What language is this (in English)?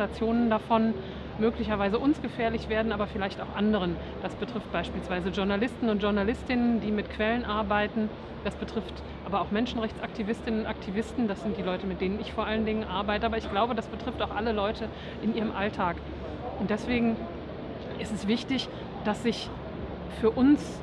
German